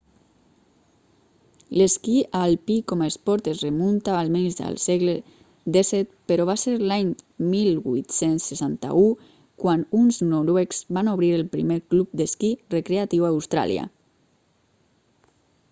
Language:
Catalan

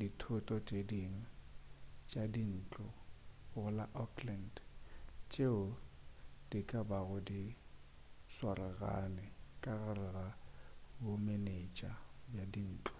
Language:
Northern Sotho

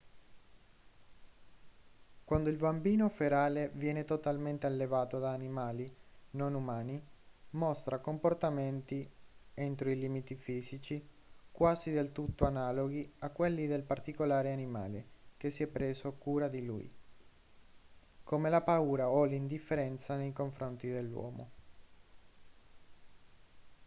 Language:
Italian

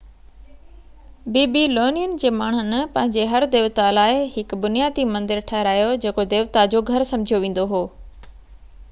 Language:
Sindhi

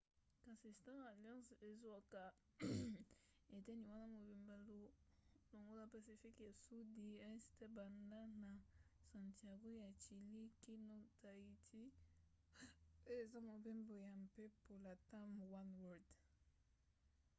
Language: Lingala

